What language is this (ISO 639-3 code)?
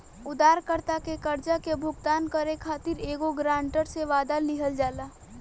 bho